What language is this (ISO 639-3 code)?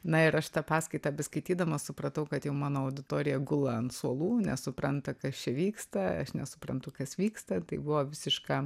lit